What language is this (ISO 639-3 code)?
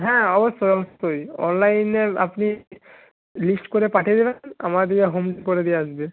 ben